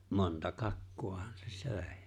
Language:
Finnish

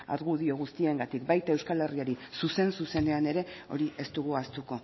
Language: Basque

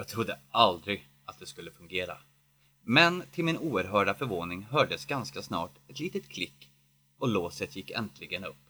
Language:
Swedish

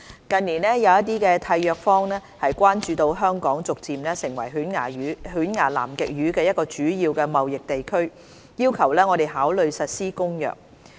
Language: Cantonese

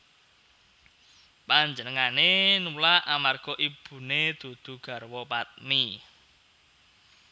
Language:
Javanese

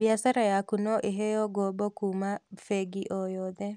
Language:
Kikuyu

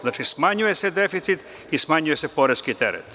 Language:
Serbian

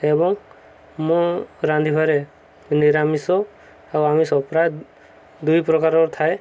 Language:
Odia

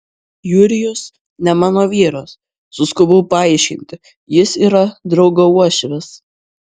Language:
Lithuanian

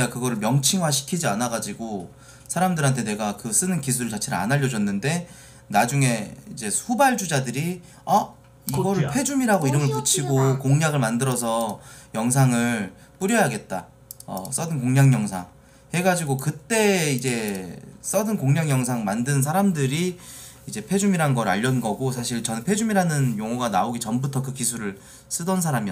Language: Korean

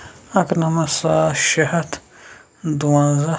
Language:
Kashmiri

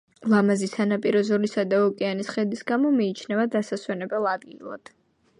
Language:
Georgian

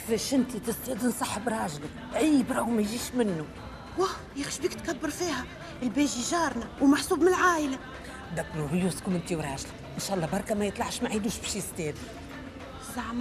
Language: Arabic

